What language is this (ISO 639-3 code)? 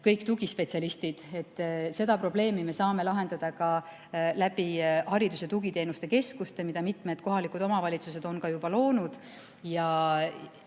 est